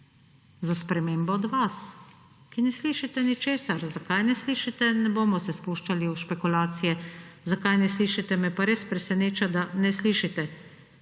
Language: Slovenian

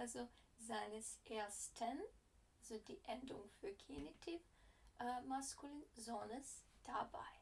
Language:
German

